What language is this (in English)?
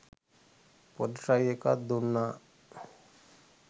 Sinhala